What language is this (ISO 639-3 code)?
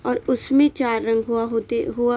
urd